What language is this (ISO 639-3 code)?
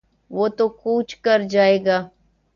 urd